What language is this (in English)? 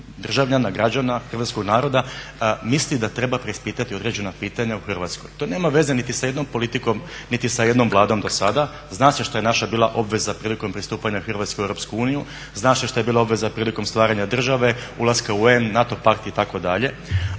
Croatian